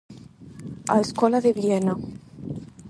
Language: Galician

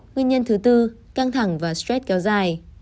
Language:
Vietnamese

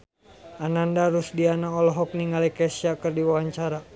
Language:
Sundanese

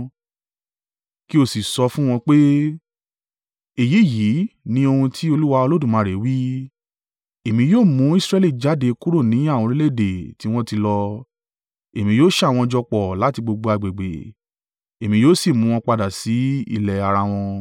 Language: Yoruba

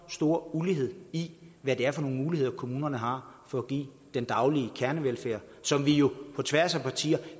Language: Danish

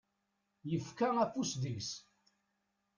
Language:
Kabyle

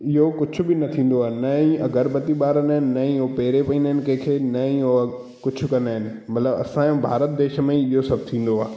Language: Sindhi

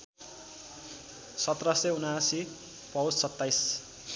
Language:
Nepali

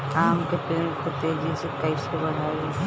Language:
Bhojpuri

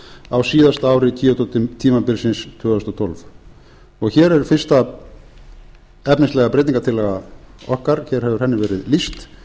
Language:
Icelandic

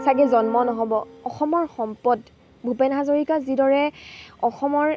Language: Assamese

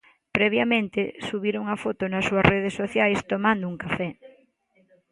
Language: Galician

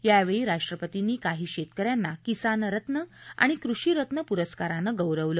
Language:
Marathi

